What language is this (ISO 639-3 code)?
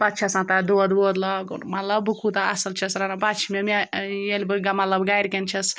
kas